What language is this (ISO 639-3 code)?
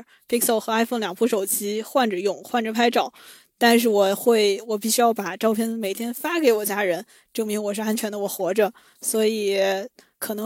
zho